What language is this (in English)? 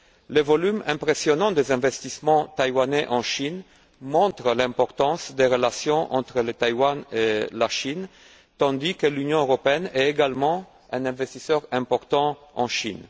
French